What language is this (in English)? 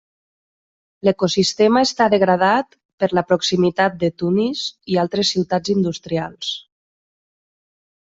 Catalan